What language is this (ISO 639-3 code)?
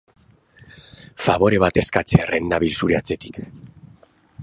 eus